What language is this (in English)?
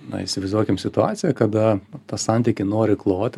Lithuanian